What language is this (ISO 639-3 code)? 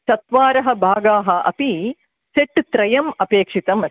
san